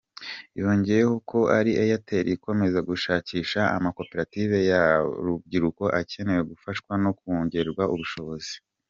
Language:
Kinyarwanda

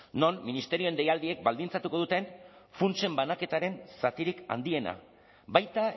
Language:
Basque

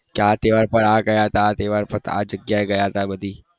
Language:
Gujarati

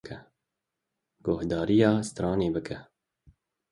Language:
Kurdish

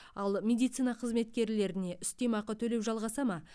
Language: Kazakh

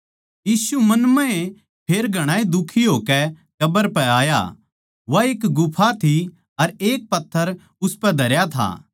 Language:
Haryanvi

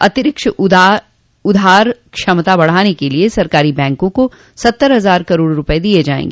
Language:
Hindi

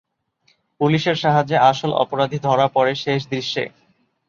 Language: Bangla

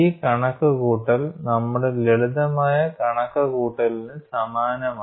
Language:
Malayalam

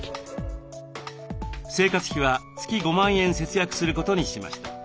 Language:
Japanese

